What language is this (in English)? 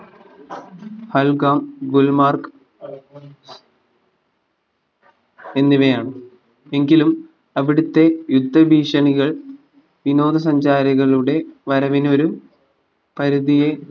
Malayalam